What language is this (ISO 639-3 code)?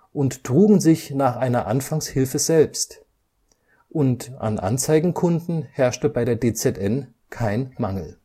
deu